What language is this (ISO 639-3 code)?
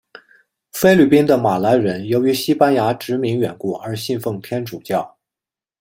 zho